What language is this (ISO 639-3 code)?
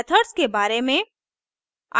hin